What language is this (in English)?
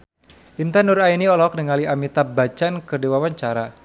Sundanese